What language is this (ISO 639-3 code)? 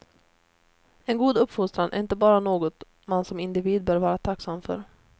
swe